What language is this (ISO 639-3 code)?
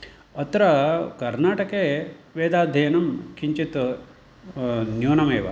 san